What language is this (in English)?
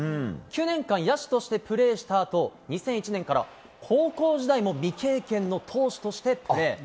Japanese